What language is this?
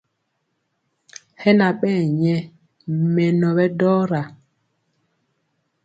Mpiemo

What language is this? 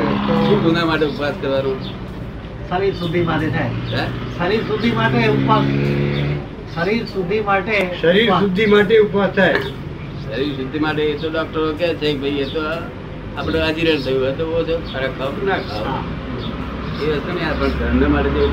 Gujarati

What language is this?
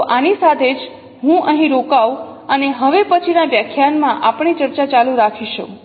Gujarati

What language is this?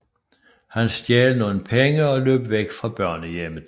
Danish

